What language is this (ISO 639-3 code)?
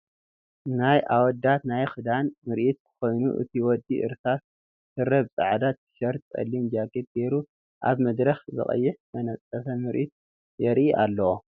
tir